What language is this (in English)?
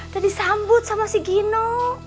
Indonesian